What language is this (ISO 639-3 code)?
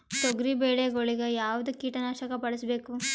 kan